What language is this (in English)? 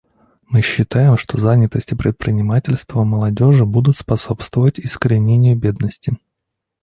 Russian